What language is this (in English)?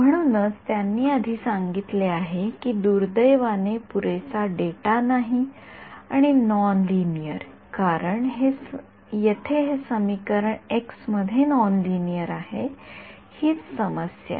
Marathi